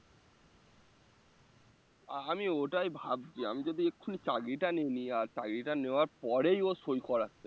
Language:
Bangla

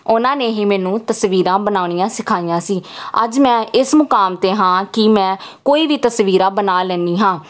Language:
Punjabi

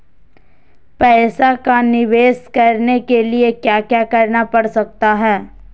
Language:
Magahi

